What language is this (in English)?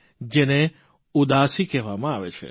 Gujarati